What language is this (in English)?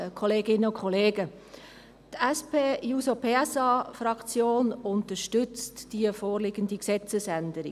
Swiss German